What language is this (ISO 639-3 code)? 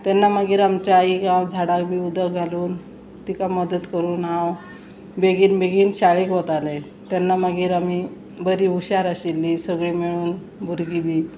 kok